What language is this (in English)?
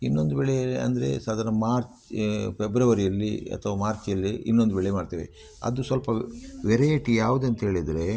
Kannada